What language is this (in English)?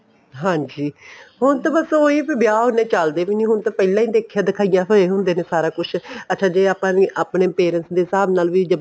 Punjabi